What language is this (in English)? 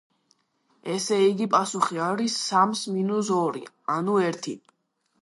Georgian